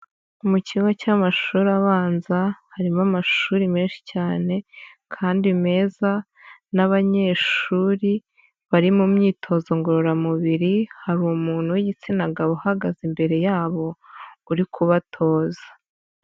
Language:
Kinyarwanda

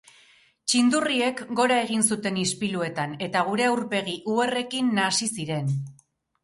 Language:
Basque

